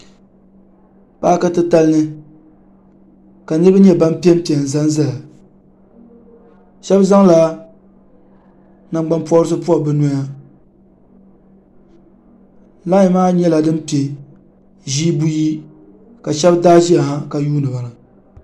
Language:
Dagbani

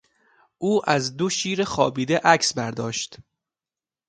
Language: Persian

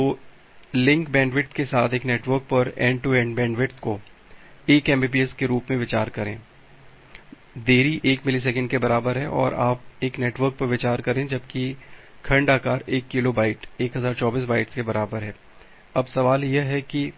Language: Hindi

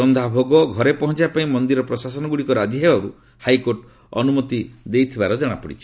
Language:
Odia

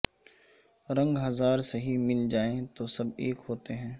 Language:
Urdu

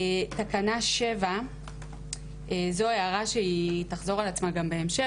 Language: Hebrew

